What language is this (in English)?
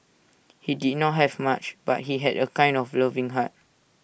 English